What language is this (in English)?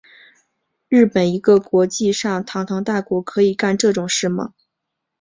Chinese